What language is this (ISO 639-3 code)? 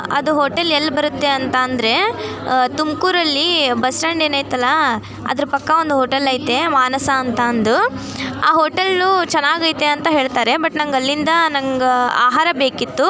kan